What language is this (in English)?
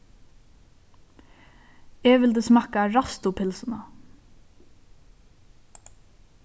Faroese